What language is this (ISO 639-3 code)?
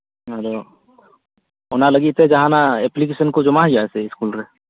sat